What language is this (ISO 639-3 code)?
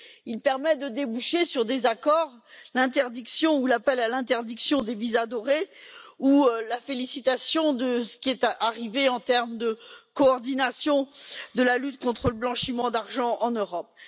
fra